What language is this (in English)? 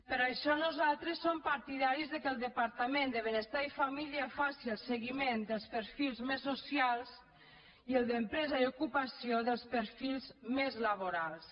Catalan